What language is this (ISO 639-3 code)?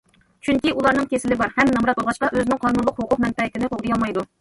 uig